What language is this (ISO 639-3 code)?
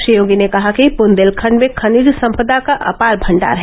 hin